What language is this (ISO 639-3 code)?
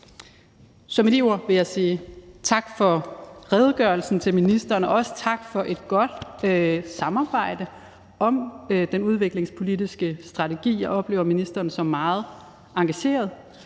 dan